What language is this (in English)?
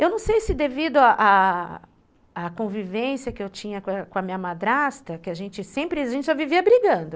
Portuguese